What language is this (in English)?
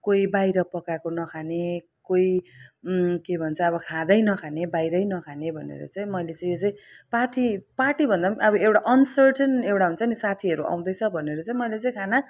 Nepali